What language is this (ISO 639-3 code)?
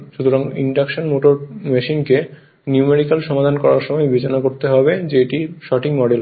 ben